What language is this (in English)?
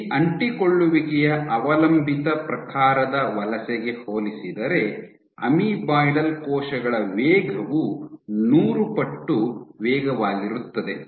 Kannada